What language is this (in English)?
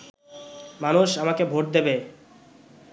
Bangla